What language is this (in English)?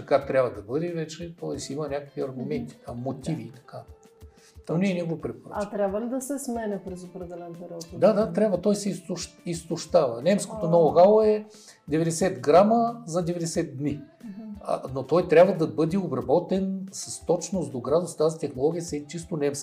Bulgarian